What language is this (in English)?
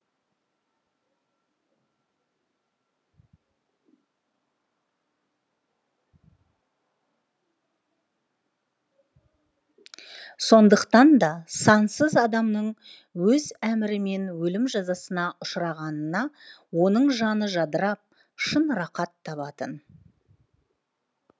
Kazakh